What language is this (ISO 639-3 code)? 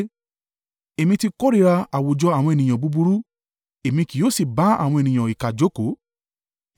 yor